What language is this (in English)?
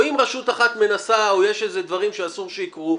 Hebrew